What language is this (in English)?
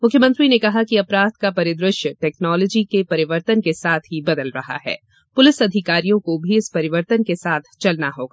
Hindi